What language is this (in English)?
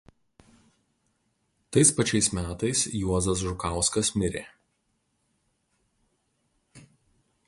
Lithuanian